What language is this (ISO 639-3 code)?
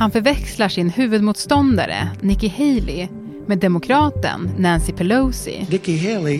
swe